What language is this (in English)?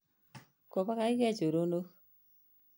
Kalenjin